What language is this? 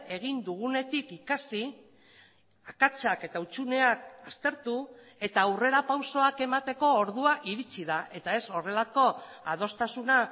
Basque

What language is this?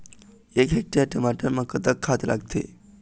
Chhattisgarhi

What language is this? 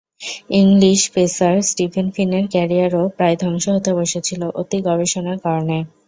Bangla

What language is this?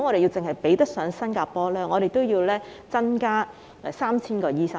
Cantonese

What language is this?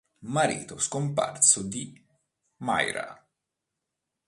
Italian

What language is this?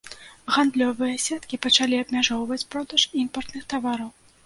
Belarusian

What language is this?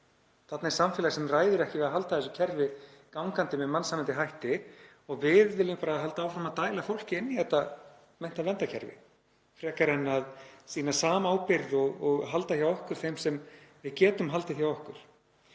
Icelandic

